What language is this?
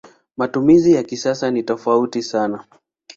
Swahili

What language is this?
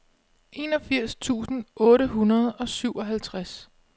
Danish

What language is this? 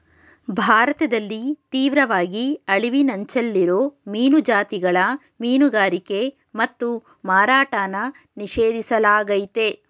Kannada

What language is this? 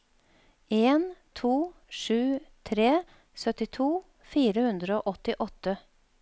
Norwegian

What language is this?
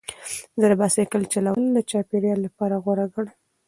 Pashto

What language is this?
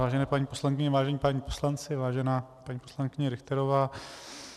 Czech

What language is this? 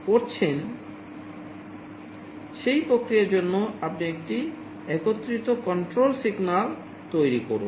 Bangla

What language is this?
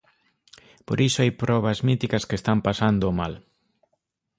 Galician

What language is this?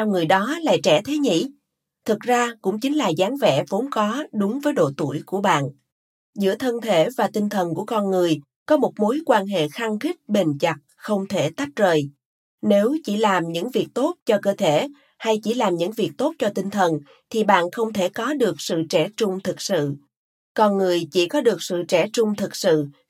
Vietnamese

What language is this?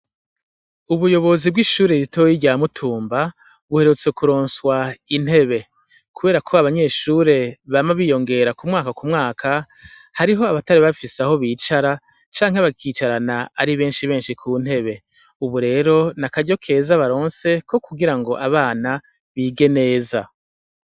Rundi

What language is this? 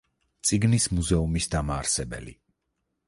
Georgian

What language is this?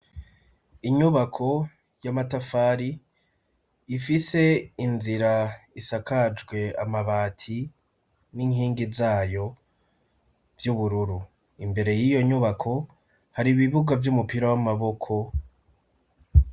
Rundi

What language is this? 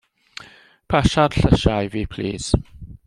Welsh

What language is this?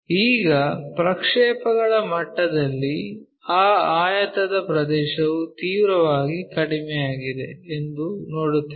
Kannada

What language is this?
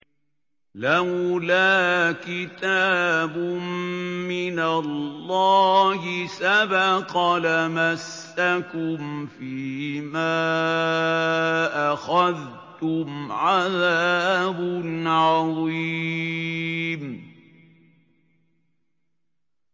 Arabic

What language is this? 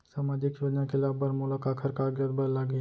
Chhattisgarhi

